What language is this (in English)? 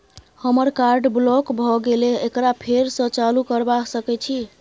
Maithili